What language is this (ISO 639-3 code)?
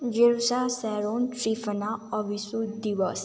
nep